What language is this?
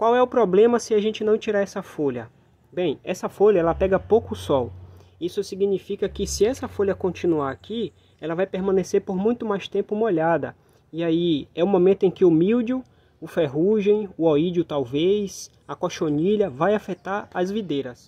Portuguese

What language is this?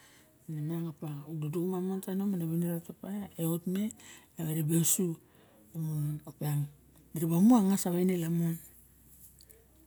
Barok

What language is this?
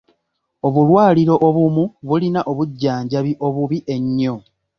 Ganda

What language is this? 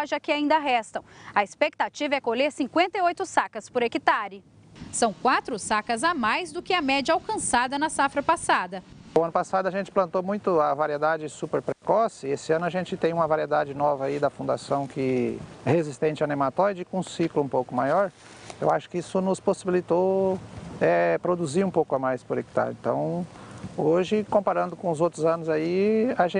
Portuguese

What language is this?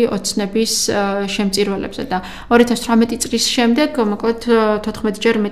Romanian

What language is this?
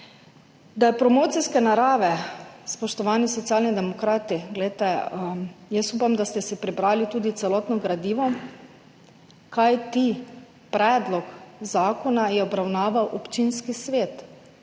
Slovenian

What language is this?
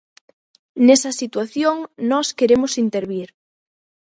Galician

